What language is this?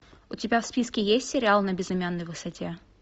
Russian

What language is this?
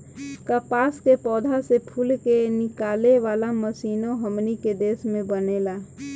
Bhojpuri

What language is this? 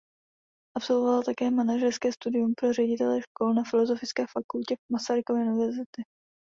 Czech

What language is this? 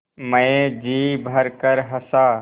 Hindi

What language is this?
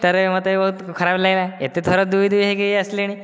Odia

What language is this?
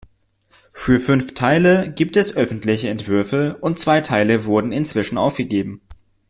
German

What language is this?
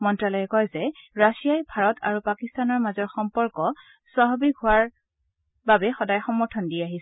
Assamese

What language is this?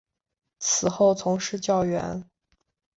Chinese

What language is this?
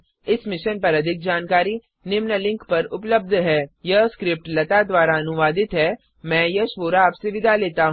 Hindi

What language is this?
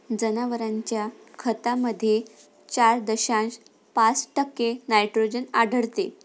Marathi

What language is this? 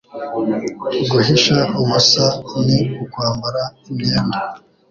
Kinyarwanda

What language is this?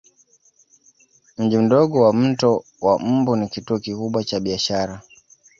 Swahili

